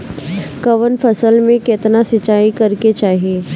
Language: Bhojpuri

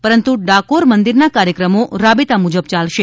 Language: Gujarati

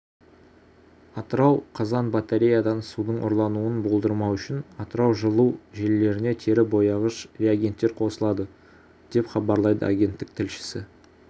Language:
Kazakh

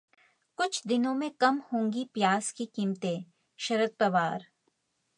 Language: Hindi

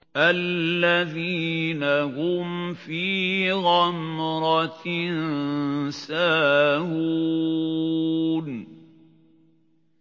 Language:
Arabic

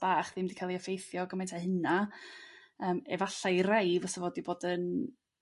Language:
Welsh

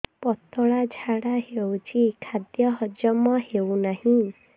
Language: Odia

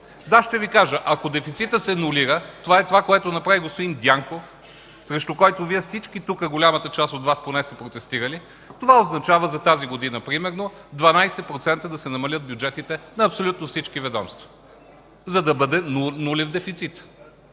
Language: Bulgarian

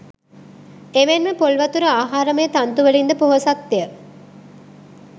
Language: Sinhala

